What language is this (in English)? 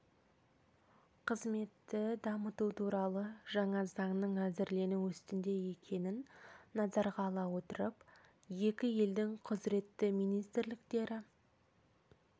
Kazakh